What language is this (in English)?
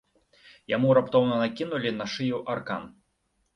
Belarusian